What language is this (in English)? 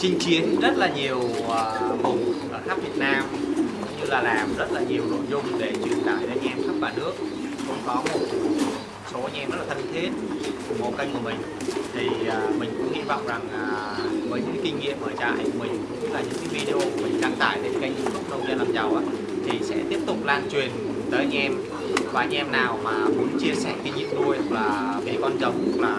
Vietnamese